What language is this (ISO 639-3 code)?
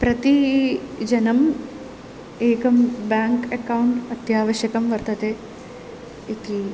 san